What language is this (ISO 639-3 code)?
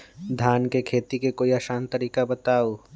mag